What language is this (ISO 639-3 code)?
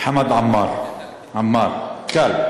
heb